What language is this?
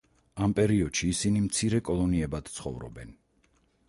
Georgian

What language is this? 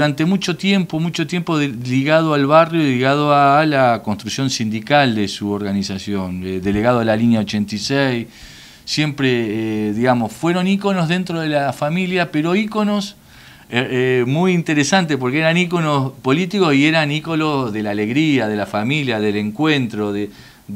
Spanish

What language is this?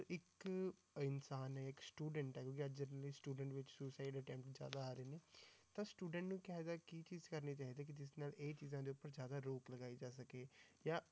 Punjabi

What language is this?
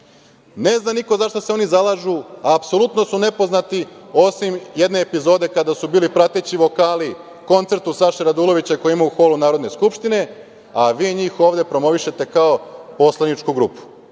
Serbian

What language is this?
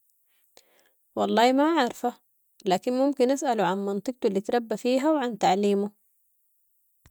Sudanese Arabic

